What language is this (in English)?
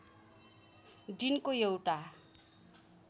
Nepali